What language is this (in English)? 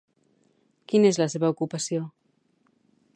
Catalan